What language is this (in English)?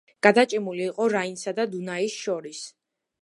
Georgian